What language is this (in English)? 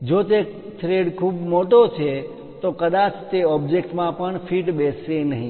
Gujarati